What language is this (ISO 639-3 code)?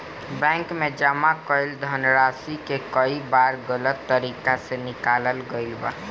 bho